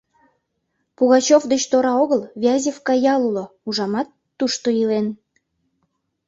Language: Mari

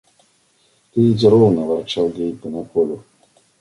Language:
Russian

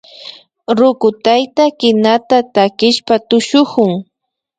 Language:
Imbabura Highland Quichua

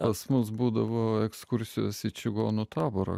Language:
Lithuanian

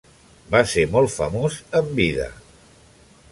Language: Catalan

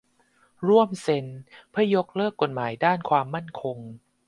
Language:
Thai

